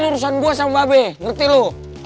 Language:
Indonesian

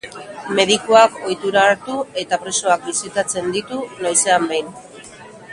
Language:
Basque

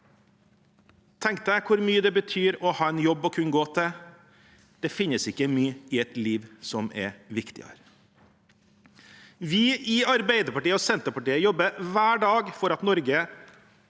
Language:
Norwegian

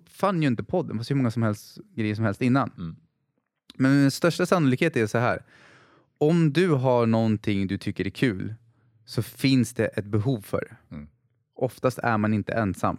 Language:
Swedish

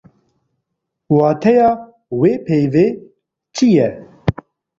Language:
Kurdish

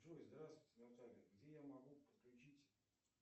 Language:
Russian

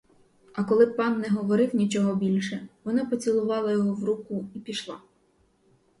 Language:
Ukrainian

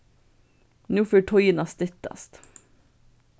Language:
Faroese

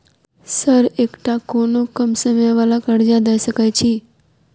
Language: Maithili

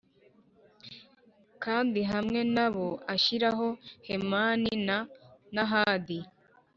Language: Kinyarwanda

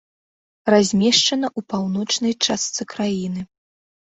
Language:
Belarusian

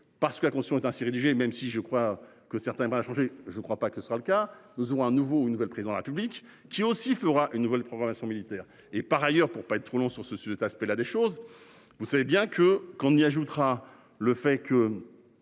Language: French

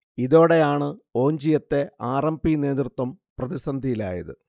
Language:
Malayalam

